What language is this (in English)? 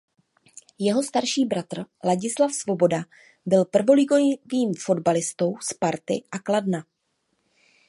Czech